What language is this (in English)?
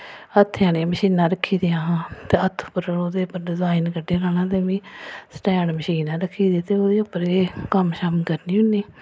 Dogri